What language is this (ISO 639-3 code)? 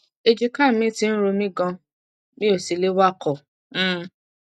yor